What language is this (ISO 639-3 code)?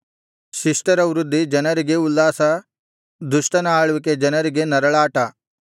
kan